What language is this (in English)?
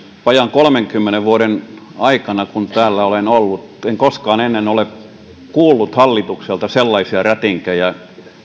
Finnish